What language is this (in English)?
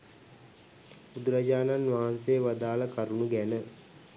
Sinhala